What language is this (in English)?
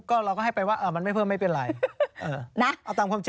Thai